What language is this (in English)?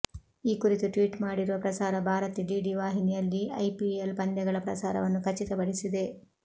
Kannada